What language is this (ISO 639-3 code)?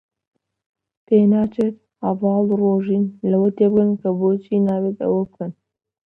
ckb